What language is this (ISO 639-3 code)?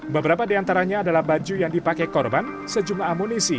ind